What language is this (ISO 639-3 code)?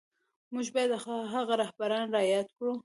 pus